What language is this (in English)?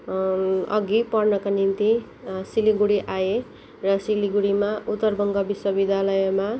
Nepali